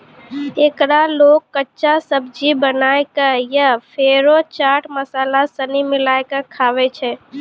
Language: Maithili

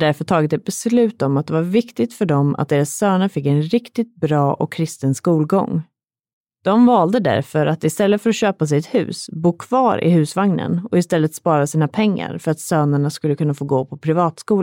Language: Swedish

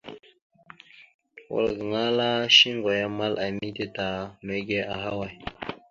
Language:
Mada (Cameroon)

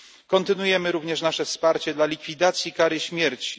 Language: Polish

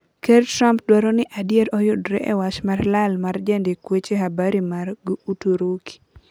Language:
Luo (Kenya and Tanzania)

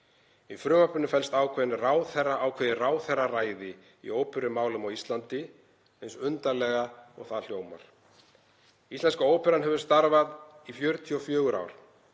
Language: Icelandic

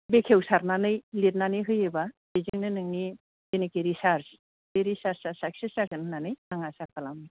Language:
Bodo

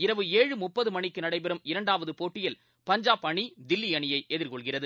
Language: Tamil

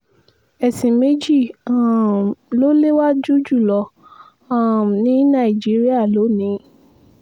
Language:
Yoruba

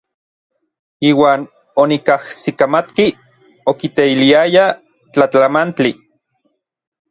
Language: Orizaba Nahuatl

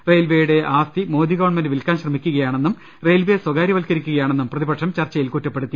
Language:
Malayalam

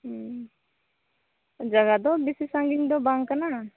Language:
Santali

